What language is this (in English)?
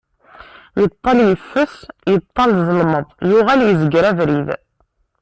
Kabyle